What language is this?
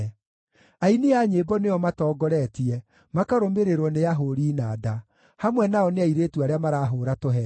Kikuyu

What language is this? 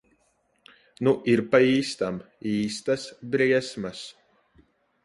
Latvian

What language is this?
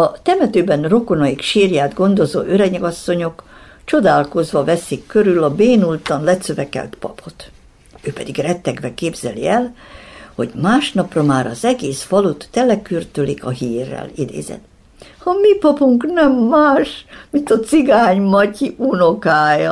Hungarian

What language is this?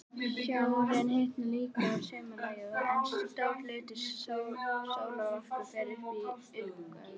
Icelandic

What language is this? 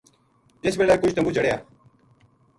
Gujari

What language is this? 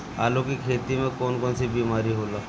Bhojpuri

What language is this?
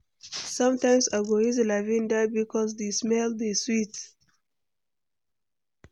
Nigerian Pidgin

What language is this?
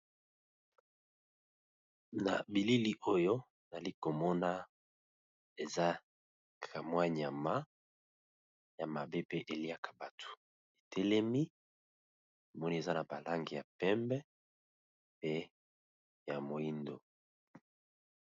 Lingala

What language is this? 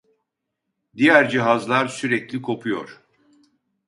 Turkish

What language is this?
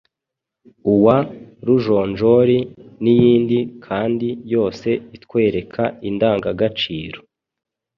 Kinyarwanda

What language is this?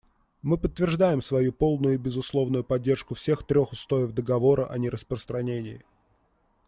Russian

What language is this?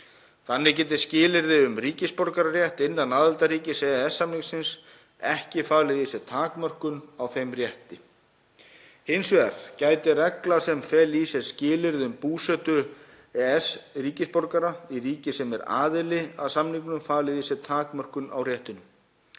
Icelandic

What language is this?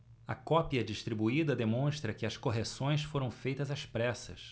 Portuguese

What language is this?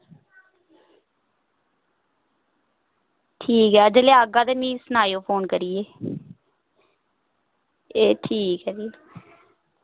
Dogri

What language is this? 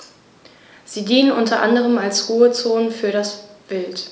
German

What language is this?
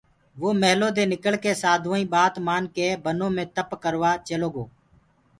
Gurgula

